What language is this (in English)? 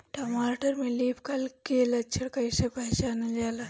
Bhojpuri